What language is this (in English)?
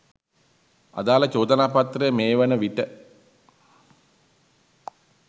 Sinhala